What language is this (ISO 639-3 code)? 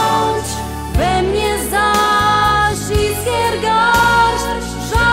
pol